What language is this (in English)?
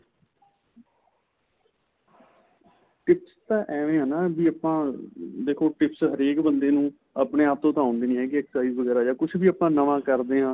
Punjabi